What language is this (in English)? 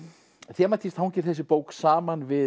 Icelandic